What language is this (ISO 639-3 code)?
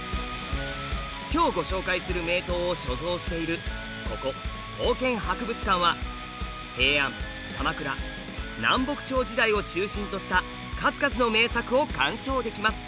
jpn